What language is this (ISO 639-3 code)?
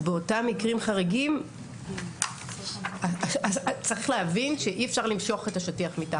heb